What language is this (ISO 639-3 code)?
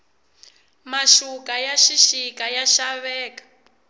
tso